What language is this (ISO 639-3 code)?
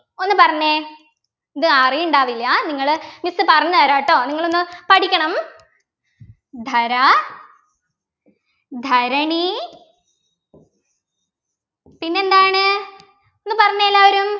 mal